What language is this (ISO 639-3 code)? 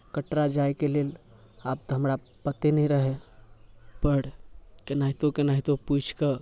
mai